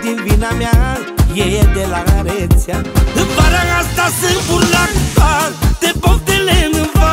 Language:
Romanian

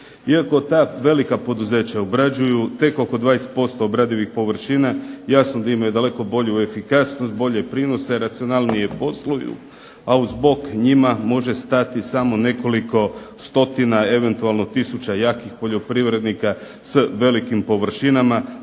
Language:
Croatian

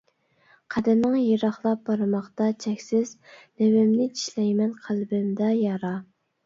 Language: Uyghur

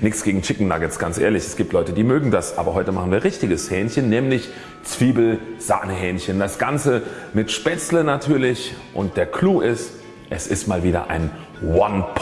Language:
German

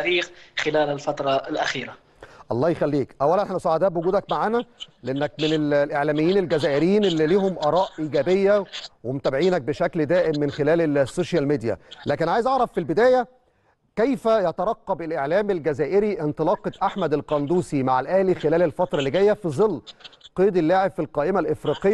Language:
Arabic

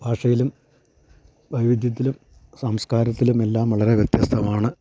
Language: Malayalam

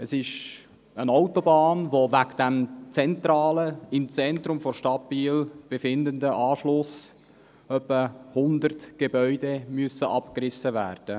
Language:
Swiss German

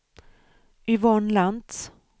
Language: Swedish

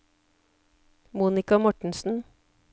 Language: Norwegian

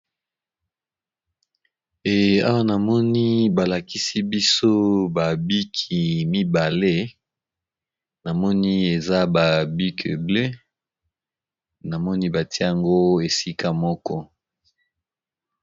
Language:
Lingala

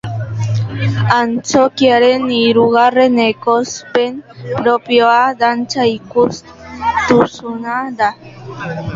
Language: Basque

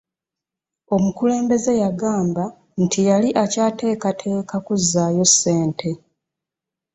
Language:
Ganda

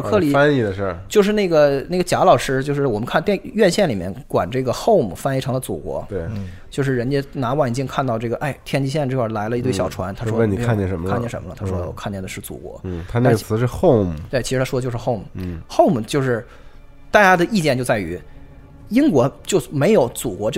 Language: Chinese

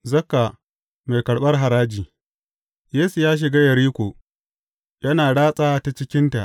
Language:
Hausa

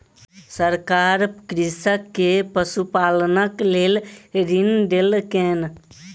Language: Maithili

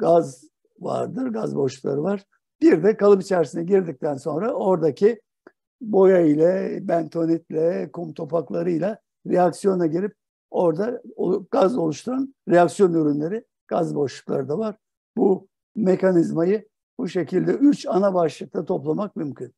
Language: Turkish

